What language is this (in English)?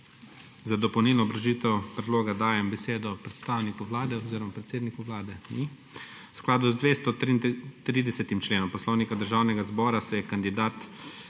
Slovenian